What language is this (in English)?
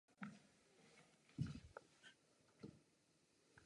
Czech